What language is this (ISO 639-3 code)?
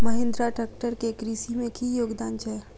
mai